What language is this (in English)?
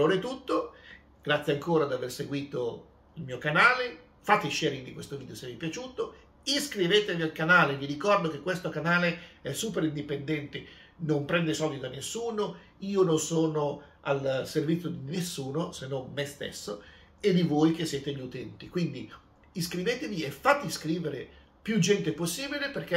Italian